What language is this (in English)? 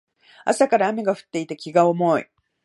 Japanese